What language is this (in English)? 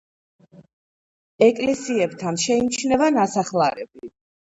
Georgian